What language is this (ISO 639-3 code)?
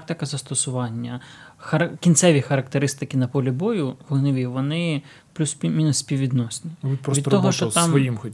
ukr